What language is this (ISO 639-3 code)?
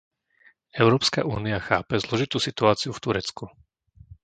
slk